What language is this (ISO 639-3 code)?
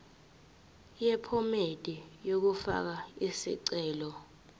zul